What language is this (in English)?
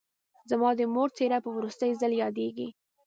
Pashto